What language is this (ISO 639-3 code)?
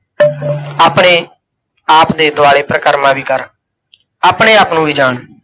pan